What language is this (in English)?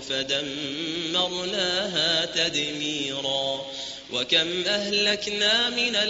Arabic